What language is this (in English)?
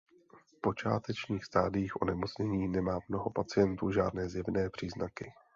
Czech